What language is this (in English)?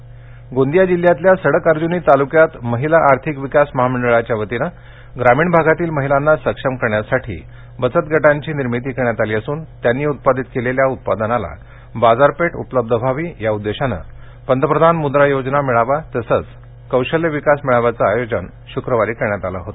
Marathi